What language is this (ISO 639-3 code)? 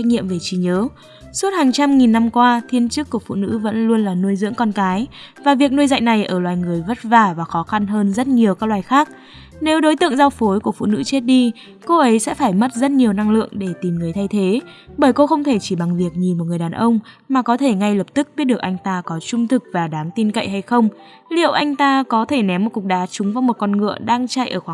vie